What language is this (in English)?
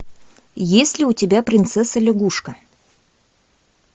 Russian